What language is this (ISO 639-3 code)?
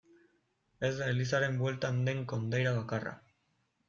eus